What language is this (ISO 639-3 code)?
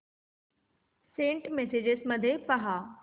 mar